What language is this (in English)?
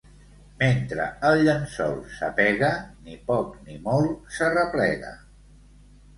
Catalan